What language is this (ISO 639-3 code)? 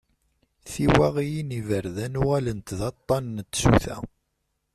kab